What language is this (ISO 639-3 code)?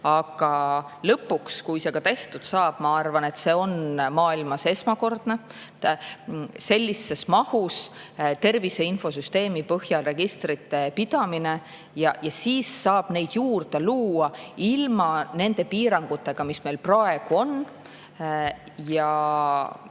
est